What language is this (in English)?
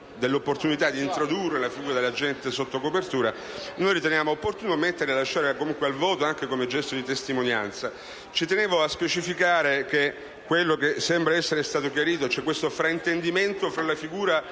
Italian